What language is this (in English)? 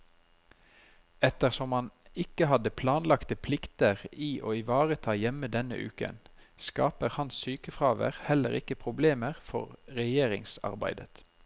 Norwegian